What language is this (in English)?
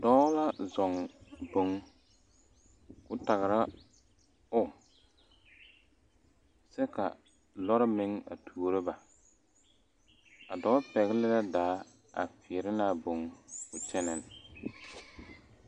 Southern Dagaare